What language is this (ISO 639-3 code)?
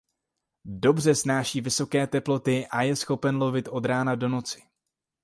ces